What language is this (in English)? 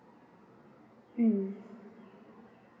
English